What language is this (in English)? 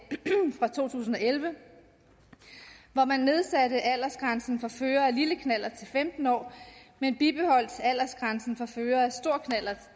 Danish